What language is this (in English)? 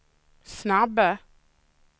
Swedish